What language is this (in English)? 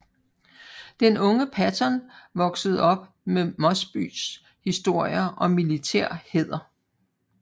Danish